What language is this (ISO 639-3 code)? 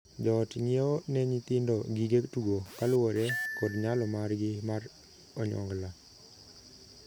luo